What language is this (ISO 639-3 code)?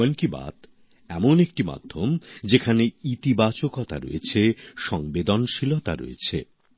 ben